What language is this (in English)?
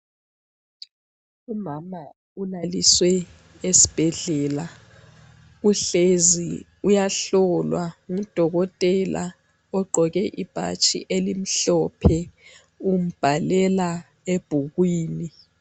North Ndebele